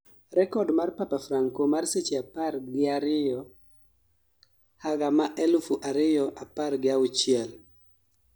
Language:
Luo (Kenya and Tanzania)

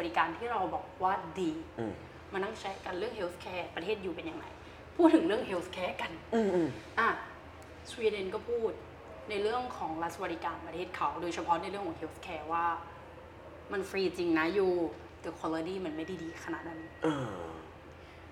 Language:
Thai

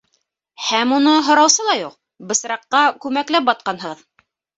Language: Bashkir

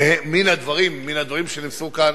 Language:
Hebrew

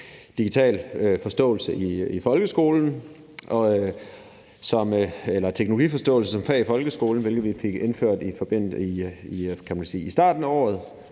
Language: Danish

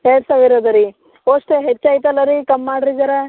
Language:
Kannada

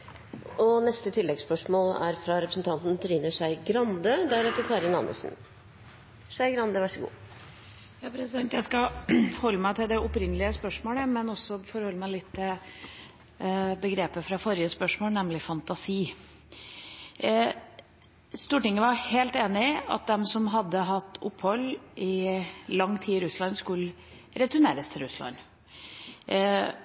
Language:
Norwegian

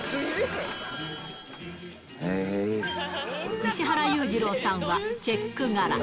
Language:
Japanese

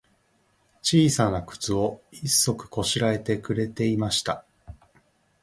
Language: Japanese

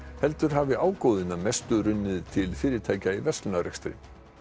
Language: Icelandic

